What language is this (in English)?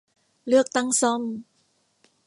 Thai